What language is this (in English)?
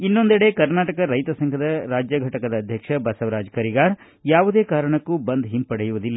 Kannada